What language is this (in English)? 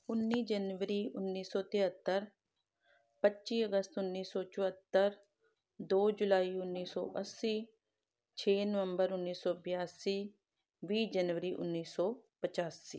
Punjabi